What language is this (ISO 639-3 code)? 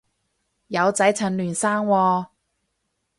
yue